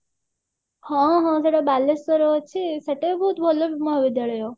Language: Odia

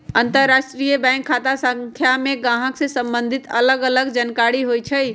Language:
Magahi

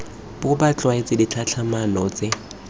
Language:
Tswana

